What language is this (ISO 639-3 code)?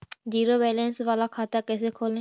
mag